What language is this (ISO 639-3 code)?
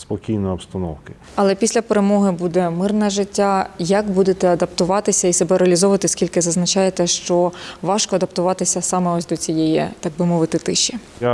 ukr